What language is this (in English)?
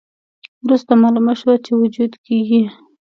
Pashto